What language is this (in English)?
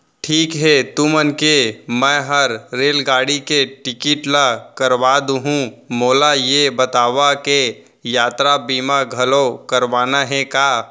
Chhattisgarhi